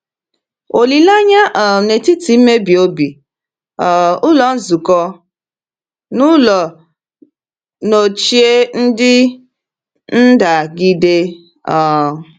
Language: Igbo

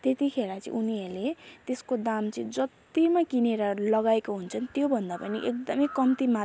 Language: Nepali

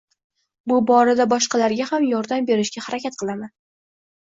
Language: Uzbek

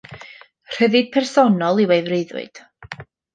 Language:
Welsh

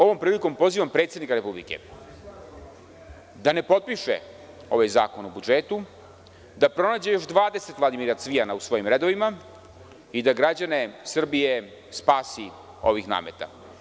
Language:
Serbian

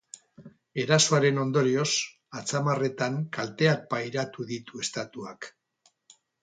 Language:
Basque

